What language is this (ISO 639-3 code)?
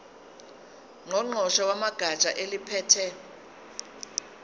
zul